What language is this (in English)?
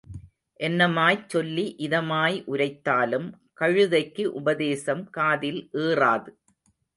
Tamil